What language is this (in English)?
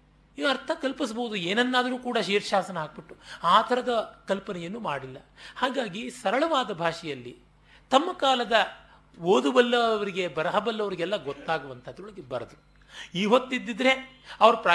Kannada